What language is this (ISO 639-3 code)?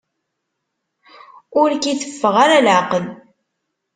kab